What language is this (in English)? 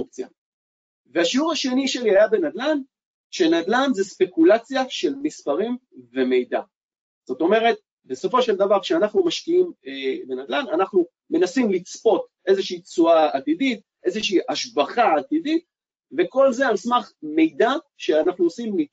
Hebrew